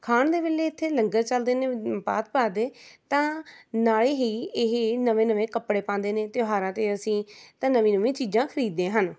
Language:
Punjabi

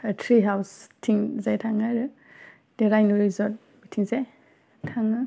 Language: Bodo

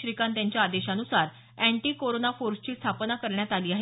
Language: Marathi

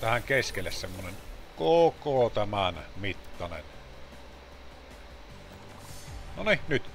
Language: Finnish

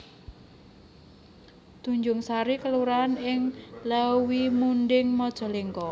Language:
Javanese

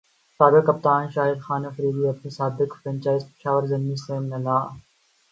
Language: Urdu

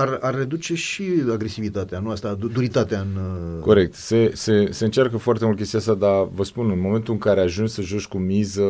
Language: Romanian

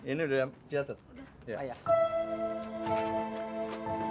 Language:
Indonesian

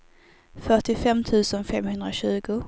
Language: Swedish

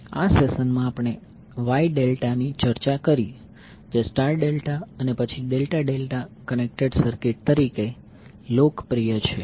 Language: Gujarati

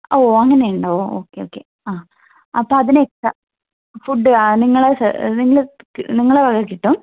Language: Malayalam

